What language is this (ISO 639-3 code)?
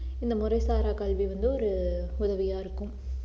tam